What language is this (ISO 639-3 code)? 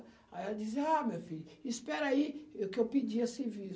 por